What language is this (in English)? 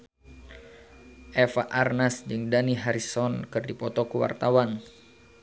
Sundanese